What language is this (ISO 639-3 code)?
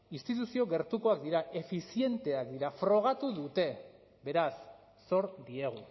eus